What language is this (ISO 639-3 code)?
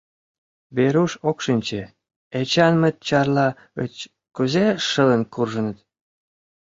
chm